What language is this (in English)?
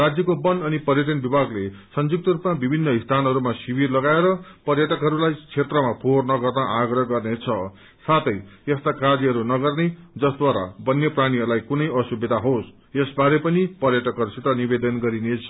Nepali